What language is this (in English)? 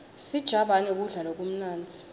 Swati